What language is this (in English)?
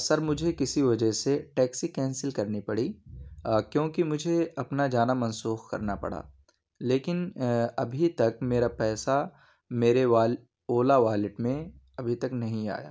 Urdu